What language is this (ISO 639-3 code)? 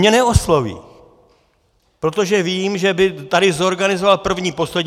ces